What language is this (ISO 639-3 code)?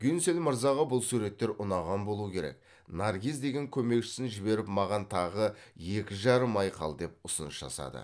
kaz